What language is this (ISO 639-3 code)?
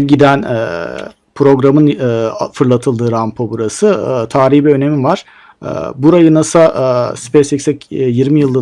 tur